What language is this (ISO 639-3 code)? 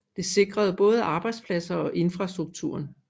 dan